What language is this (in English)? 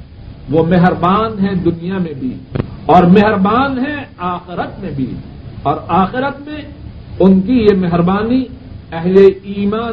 Urdu